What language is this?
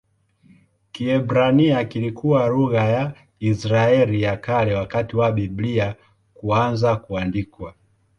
Swahili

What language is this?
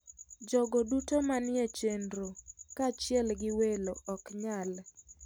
Luo (Kenya and Tanzania)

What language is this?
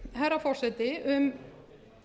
Icelandic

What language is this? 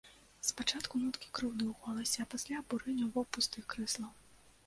Belarusian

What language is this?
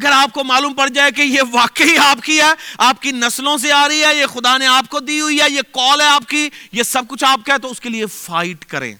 Urdu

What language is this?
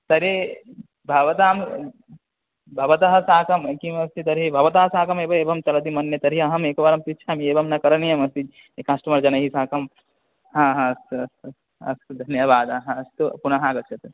Sanskrit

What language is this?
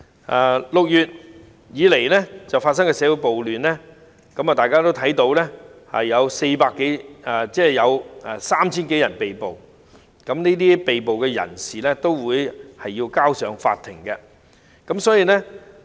Cantonese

